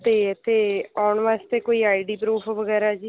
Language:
Punjabi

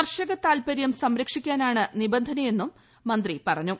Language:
Malayalam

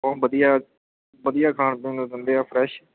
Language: Punjabi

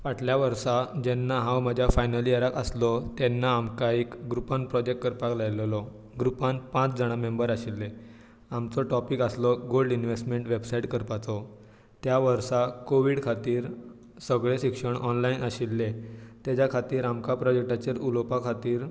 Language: Konkani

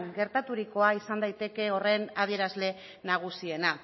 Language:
Basque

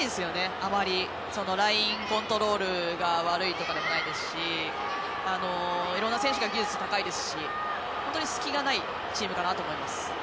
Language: Japanese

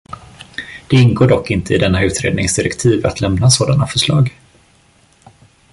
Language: Swedish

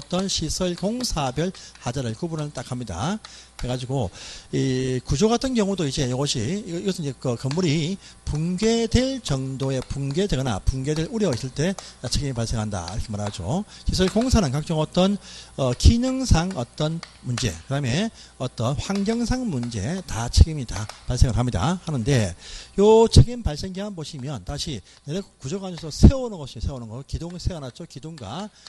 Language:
Korean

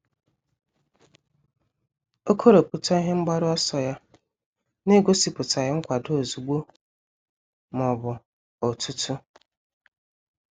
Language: Igbo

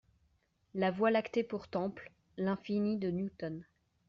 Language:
French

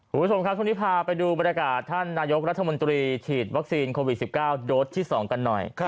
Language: Thai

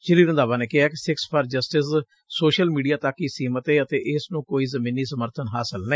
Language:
Punjabi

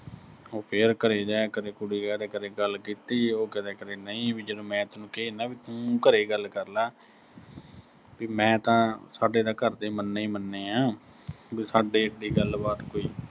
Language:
Punjabi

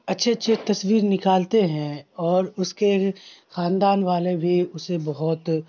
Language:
Urdu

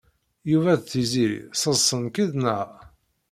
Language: Kabyle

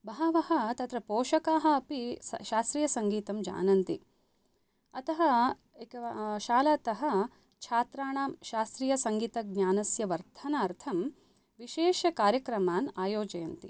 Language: Sanskrit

